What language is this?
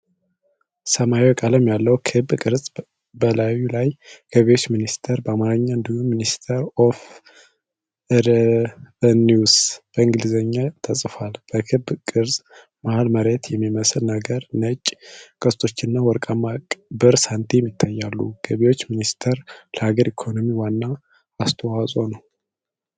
Amharic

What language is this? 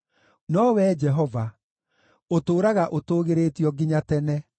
Kikuyu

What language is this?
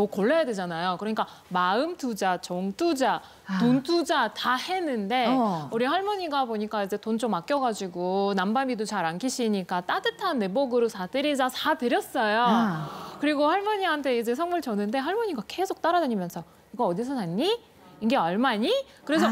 Korean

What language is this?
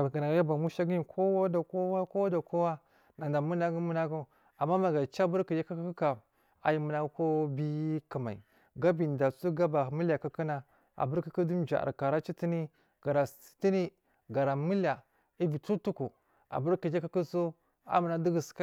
Marghi South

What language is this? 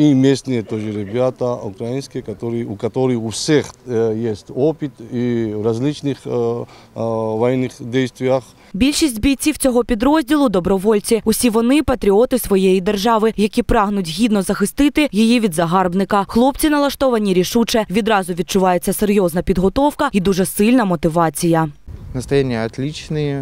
Russian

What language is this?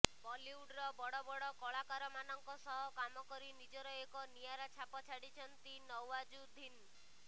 Odia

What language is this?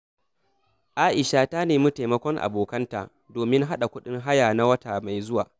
Hausa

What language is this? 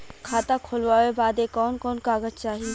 Bhojpuri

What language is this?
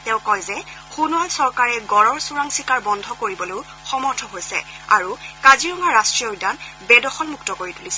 Assamese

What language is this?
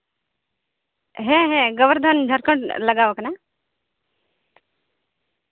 Santali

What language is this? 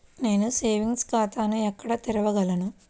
Telugu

